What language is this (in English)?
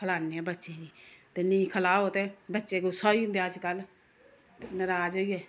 Dogri